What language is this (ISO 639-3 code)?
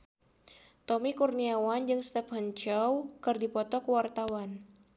sun